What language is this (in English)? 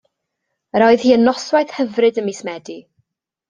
Welsh